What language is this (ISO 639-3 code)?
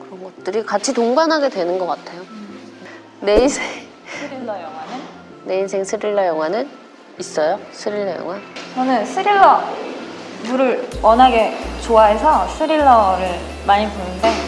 kor